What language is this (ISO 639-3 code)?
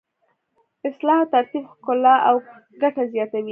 pus